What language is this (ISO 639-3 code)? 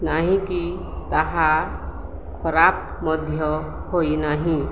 ori